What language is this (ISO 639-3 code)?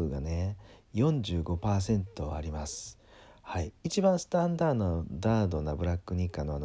jpn